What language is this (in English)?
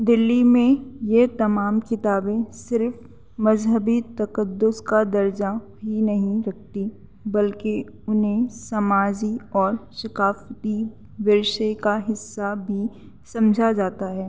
Urdu